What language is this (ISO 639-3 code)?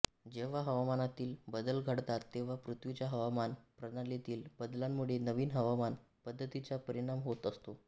mar